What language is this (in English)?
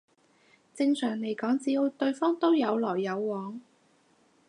Cantonese